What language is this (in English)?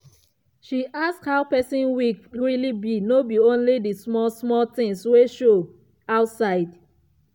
Nigerian Pidgin